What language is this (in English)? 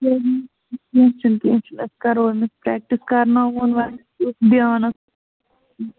Kashmiri